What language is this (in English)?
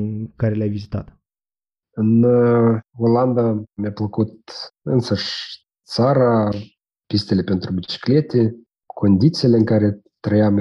Romanian